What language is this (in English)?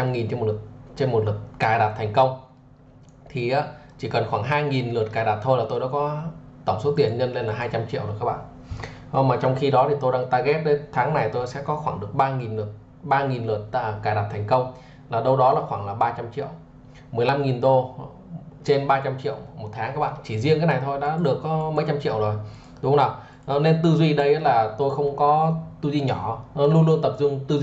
Vietnamese